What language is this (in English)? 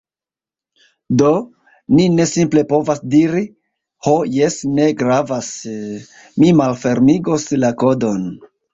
Esperanto